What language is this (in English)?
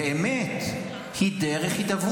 Hebrew